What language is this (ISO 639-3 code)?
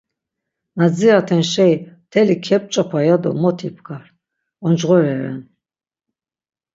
lzz